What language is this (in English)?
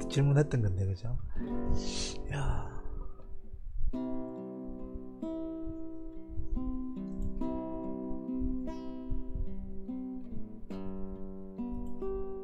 Korean